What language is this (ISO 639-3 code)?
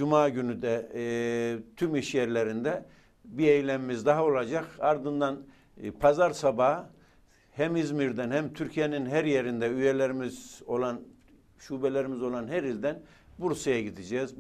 tur